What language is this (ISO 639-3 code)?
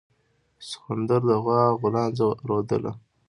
pus